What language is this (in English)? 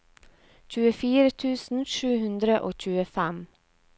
Norwegian